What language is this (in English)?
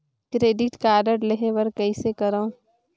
Chhattisgarhi